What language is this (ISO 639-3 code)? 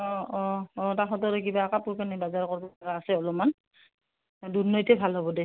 asm